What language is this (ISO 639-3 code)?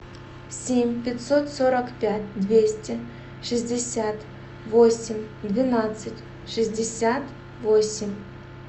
rus